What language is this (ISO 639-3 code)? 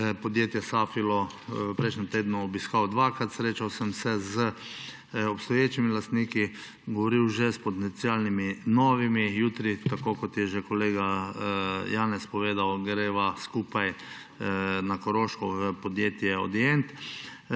slv